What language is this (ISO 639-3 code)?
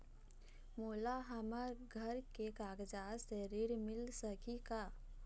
hne